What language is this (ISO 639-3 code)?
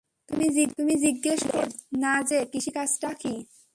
ben